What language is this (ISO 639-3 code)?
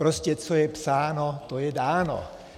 ces